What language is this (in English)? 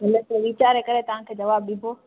Sindhi